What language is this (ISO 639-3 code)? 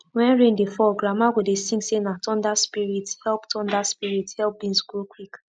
pcm